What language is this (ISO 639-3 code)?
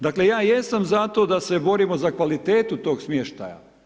hrv